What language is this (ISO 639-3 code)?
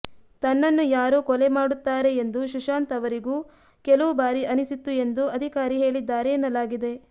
kan